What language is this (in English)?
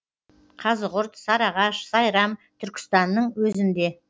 Kazakh